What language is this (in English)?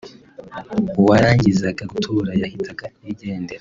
Kinyarwanda